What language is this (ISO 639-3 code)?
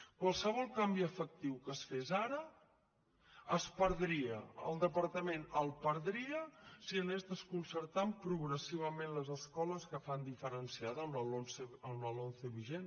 cat